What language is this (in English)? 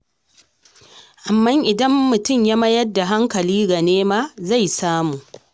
Hausa